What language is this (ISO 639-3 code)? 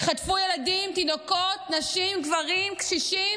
heb